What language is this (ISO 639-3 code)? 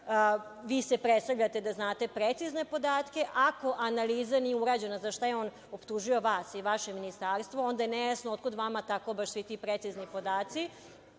srp